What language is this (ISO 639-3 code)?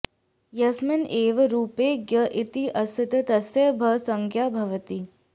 san